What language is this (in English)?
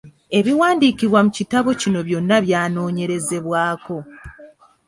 Ganda